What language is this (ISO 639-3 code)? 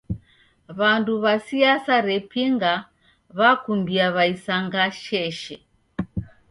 dav